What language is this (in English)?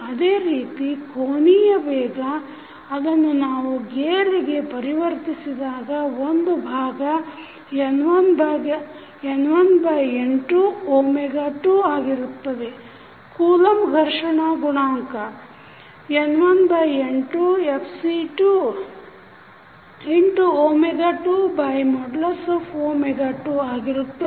Kannada